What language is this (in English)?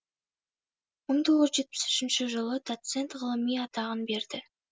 Kazakh